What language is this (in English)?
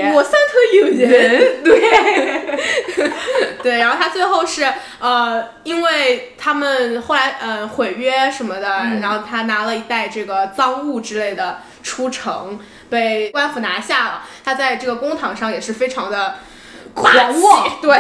Chinese